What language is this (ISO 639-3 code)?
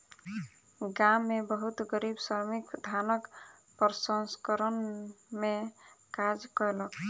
mai